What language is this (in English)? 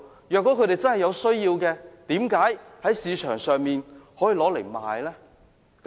Cantonese